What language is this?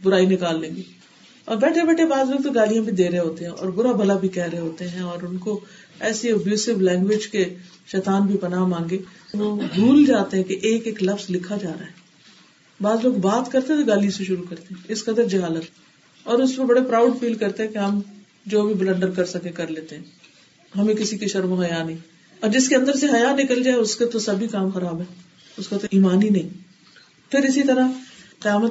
Urdu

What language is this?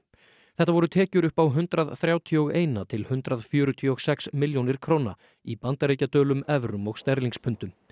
Icelandic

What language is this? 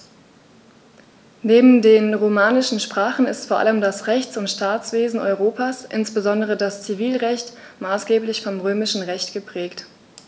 German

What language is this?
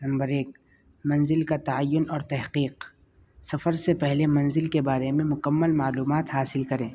Urdu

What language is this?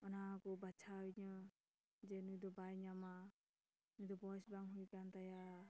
Santali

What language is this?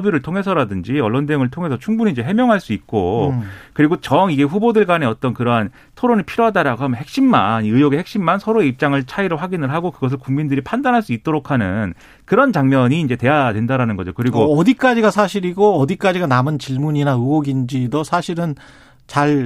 Korean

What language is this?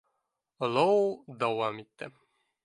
Bashkir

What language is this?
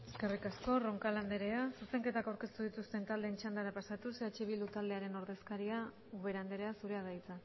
Basque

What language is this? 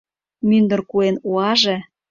Mari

